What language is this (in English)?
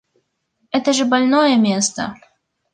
Russian